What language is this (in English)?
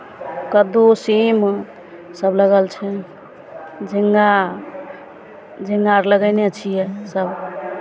Maithili